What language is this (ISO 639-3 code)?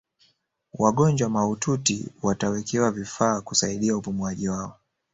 swa